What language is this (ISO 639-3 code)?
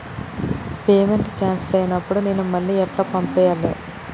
tel